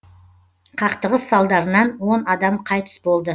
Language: Kazakh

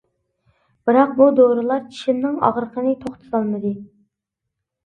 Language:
Uyghur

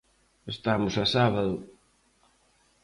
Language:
Galician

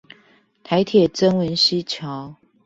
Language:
Chinese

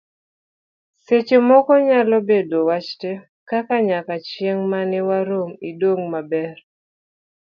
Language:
Luo (Kenya and Tanzania)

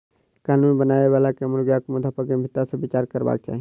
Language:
Maithili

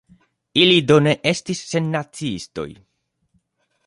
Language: Esperanto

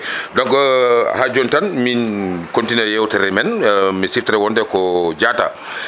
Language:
Fula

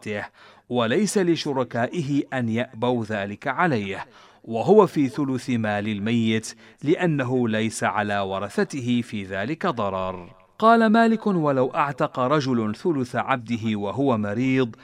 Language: Arabic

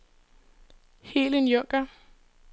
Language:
Danish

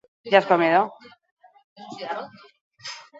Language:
Basque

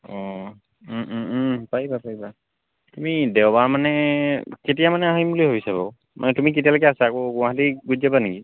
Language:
Assamese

